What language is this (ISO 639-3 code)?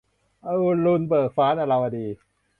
tha